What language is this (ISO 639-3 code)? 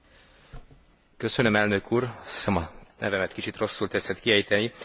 hun